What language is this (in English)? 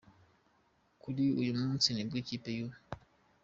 Kinyarwanda